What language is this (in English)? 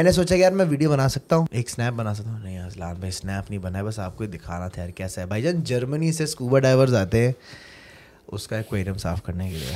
Urdu